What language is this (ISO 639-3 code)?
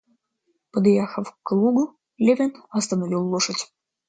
rus